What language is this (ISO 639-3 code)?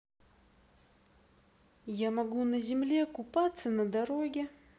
rus